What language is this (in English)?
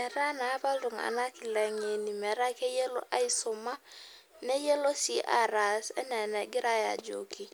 Masai